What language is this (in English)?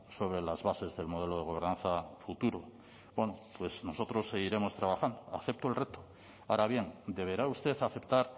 Spanish